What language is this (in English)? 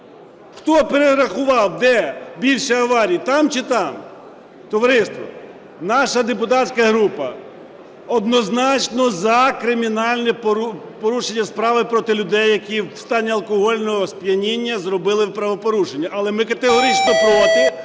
Ukrainian